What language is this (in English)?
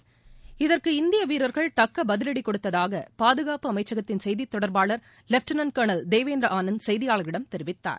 Tamil